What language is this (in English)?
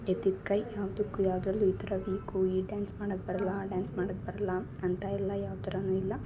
Kannada